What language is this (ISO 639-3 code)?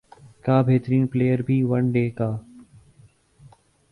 urd